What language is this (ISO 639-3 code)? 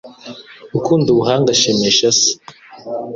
kin